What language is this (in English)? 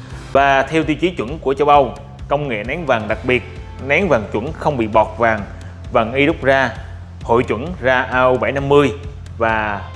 Vietnamese